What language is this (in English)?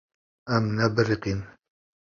Kurdish